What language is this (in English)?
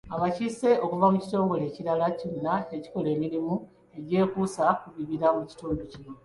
Ganda